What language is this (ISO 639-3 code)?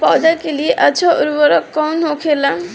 bho